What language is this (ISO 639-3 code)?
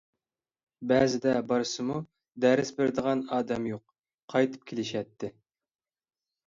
uig